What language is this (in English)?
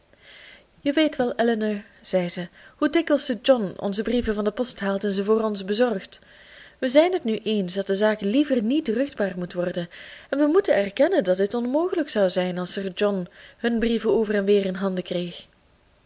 Dutch